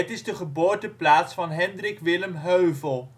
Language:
Dutch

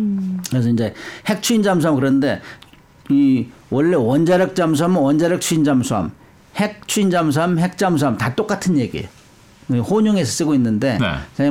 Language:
Korean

